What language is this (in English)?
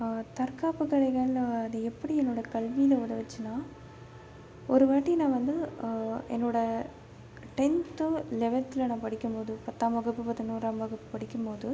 Tamil